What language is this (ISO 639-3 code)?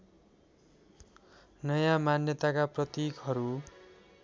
nep